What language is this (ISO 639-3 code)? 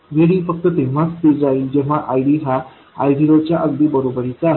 mar